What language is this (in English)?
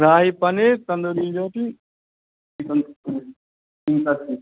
Maithili